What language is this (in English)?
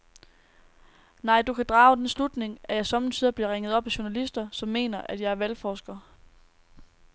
Danish